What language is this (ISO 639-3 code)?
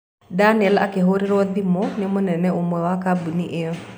kik